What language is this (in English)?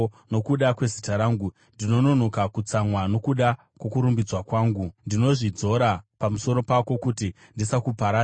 Shona